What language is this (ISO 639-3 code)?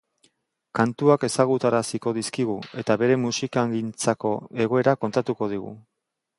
eus